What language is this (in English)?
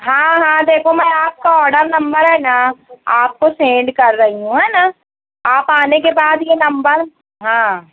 Urdu